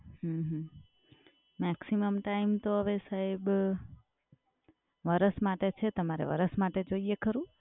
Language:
Gujarati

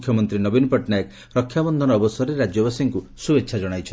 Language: Odia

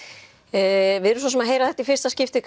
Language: Icelandic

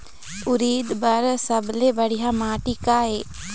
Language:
Chhattisgarhi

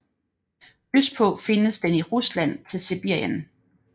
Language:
Danish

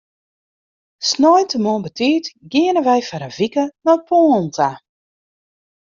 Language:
Western Frisian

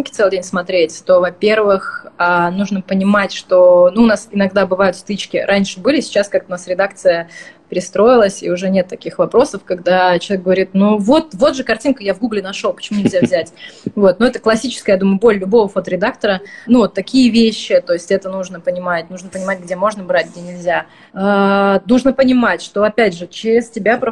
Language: Russian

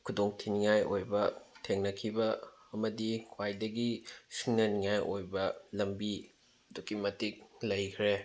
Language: Manipuri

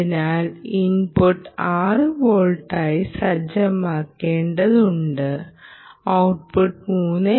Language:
Malayalam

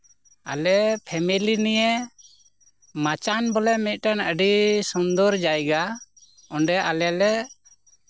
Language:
Santali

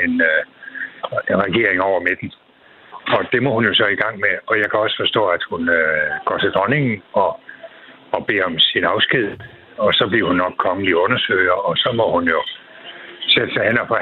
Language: Danish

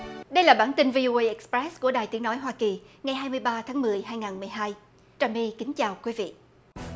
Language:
Vietnamese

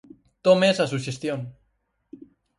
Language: Galician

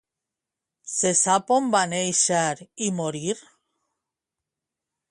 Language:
Catalan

